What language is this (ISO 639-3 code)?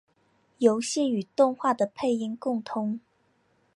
zho